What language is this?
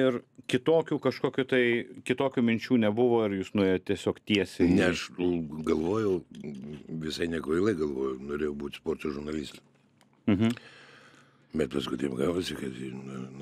Lithuanian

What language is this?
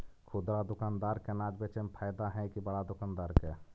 Magahi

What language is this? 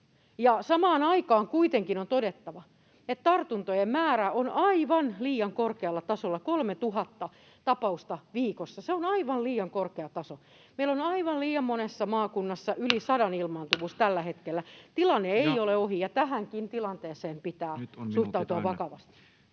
Finnish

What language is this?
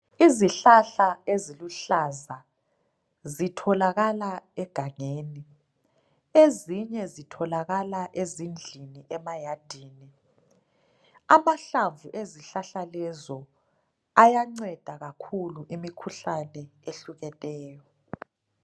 North Ndebele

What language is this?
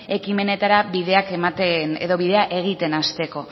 Basque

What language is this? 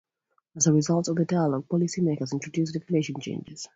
English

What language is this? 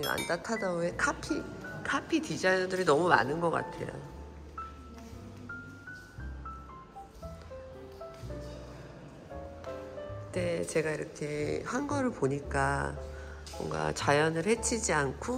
Korean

